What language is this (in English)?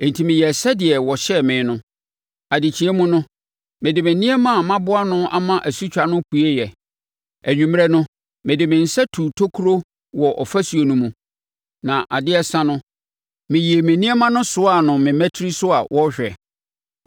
Akan